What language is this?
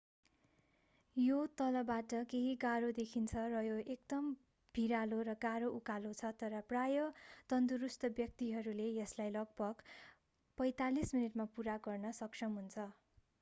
Nepali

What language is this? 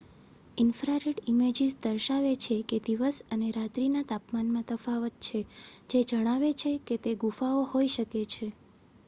Gujarati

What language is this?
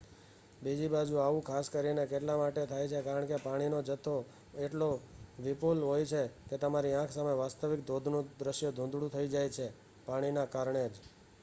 Gujarati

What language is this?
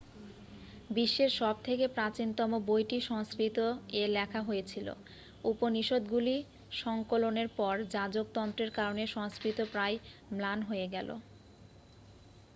Bangla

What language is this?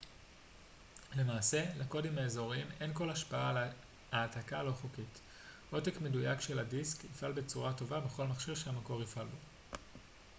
Hebrew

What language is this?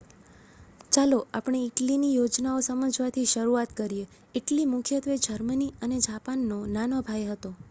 Gujarati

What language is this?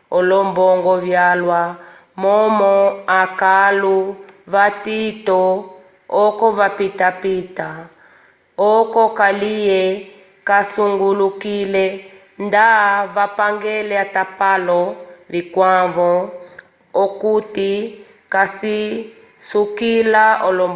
Umbundu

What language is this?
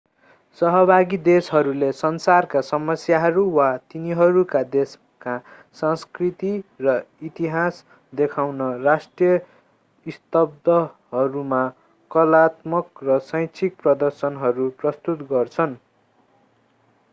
Nepali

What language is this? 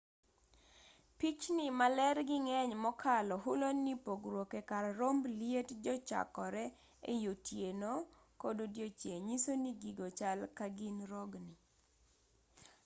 Luo (Kenya and Tanzania)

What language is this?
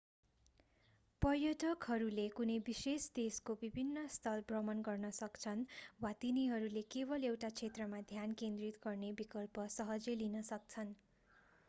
Nepali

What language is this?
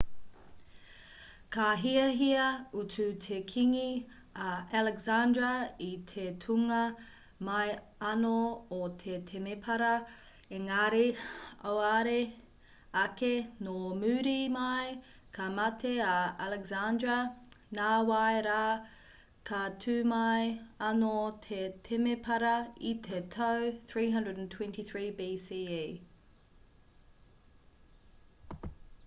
Māori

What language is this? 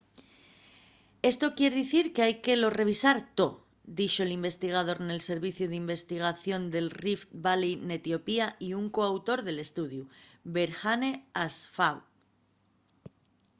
Asturian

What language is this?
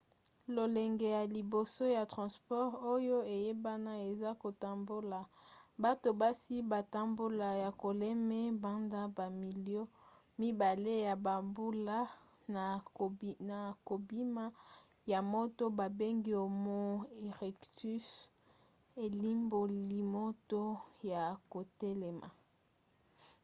Lingala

